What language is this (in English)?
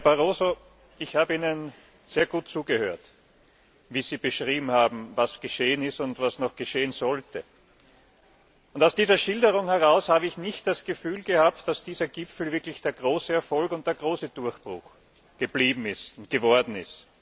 German